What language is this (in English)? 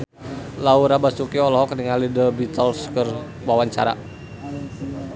Sundanese